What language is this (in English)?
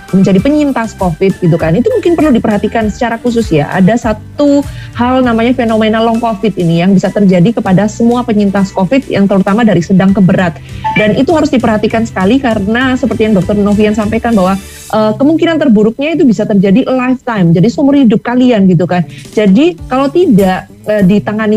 Indonesian